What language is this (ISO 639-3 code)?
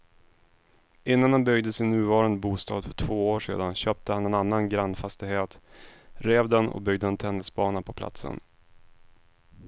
swe